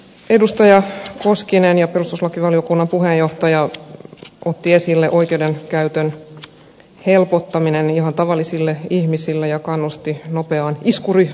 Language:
Finnish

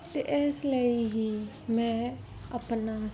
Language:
Punjabi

